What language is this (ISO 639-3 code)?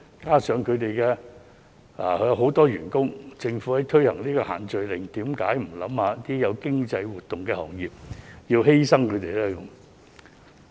yue